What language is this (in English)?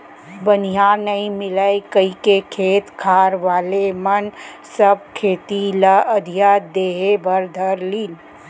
Chhattisgarhi